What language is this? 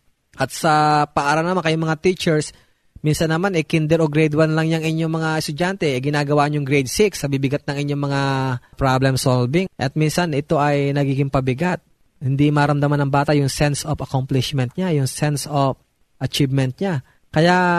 Filipino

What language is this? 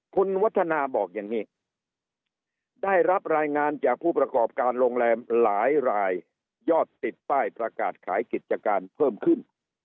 Thai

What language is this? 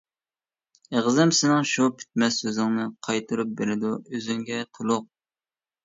Uyghur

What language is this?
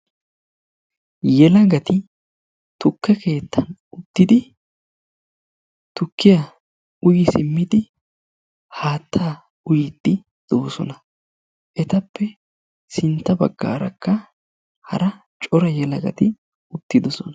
Wolaytta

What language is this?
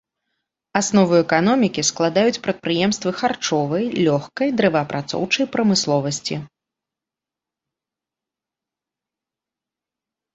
Belarusian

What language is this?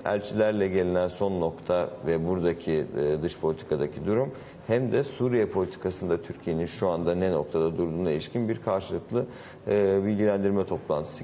Turkish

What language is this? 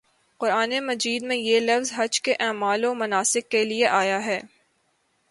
Urdu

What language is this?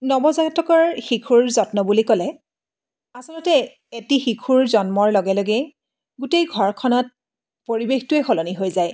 Assamese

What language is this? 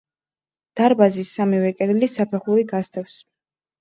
Georgian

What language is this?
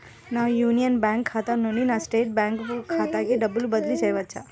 Telugu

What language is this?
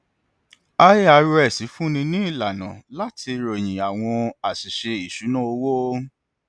Yoruba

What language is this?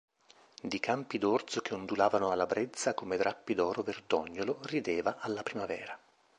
Italian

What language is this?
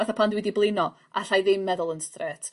Welsh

